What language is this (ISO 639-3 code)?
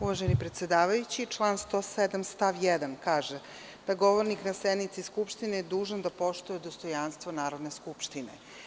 srp